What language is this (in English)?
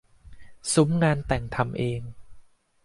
Thai